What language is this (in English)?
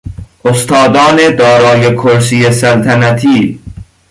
Persian